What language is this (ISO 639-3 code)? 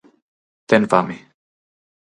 glg